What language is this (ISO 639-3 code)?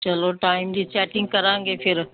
pan